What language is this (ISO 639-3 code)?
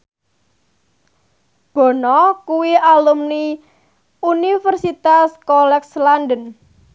jav